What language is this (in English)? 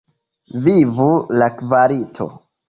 Esperanto